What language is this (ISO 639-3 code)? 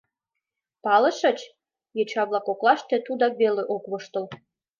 chm